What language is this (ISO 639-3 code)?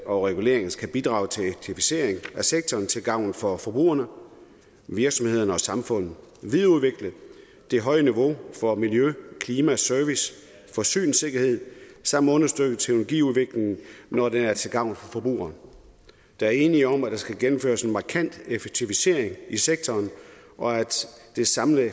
dan